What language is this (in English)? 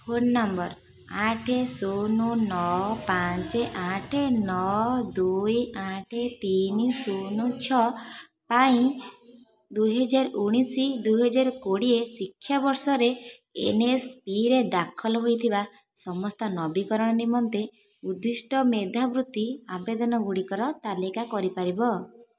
Odia